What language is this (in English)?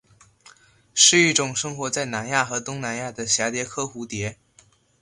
Chinese